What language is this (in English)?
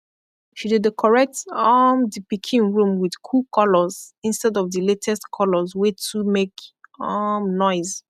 Nigerian Pidgin